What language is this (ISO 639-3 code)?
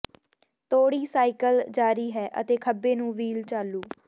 pan